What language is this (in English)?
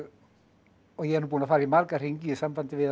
Icelandic